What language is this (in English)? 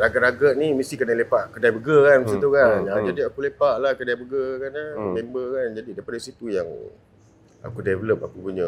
Malay